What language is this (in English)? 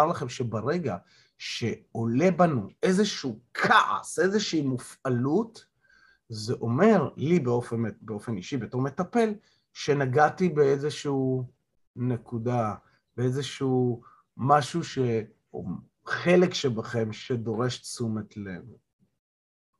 Hebrew